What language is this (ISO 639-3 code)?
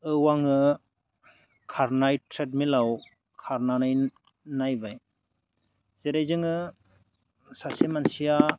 brx